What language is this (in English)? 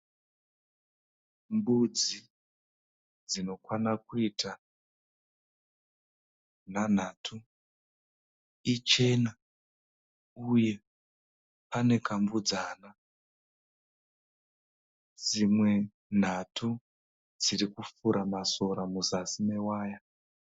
Shona